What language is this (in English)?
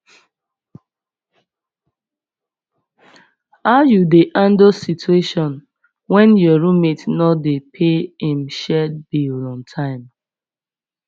Nigerian Pidgin